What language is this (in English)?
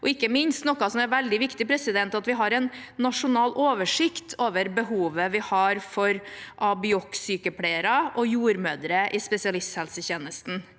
Norwegian